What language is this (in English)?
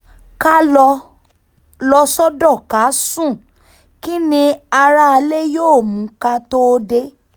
Yoruba